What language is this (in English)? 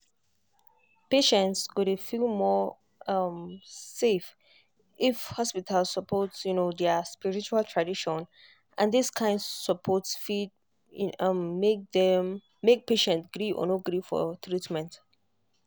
Nigerian Pidgin